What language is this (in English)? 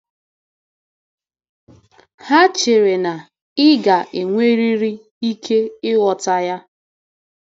Igbo